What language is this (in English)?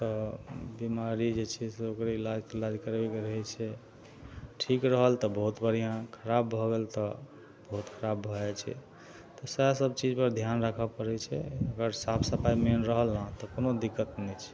Maithili